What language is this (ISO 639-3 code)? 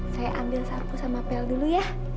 ind